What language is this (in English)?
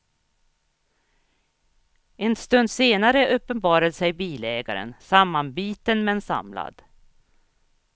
Swedish